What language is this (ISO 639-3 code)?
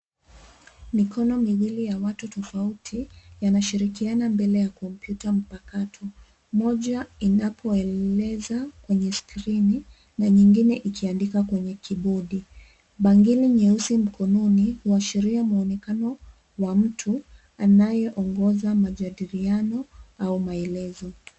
swa